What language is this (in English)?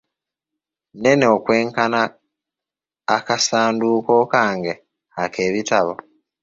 Ganda